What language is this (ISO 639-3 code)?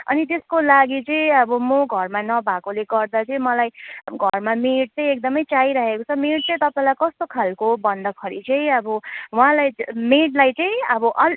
nep